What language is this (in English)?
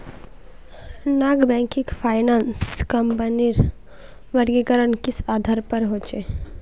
Magahi